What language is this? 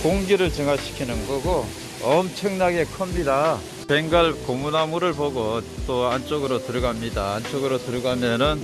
Korean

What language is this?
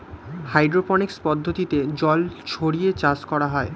Bangla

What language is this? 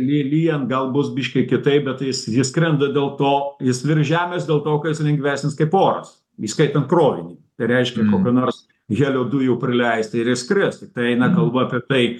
Lithuanian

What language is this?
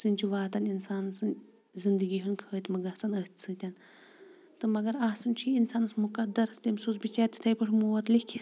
Kashmiri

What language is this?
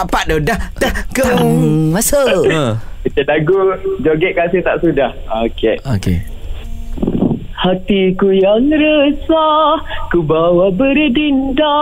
Malay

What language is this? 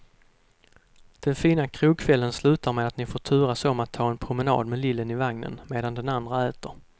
Swedish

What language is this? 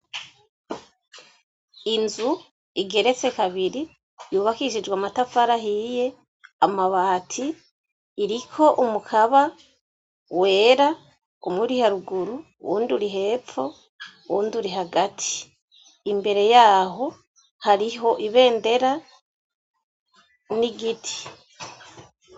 Rundi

